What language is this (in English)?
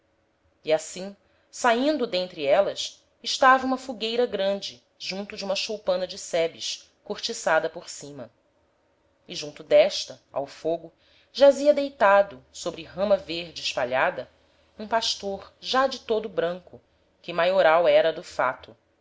Portuguese